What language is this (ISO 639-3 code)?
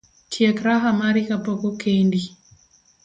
luo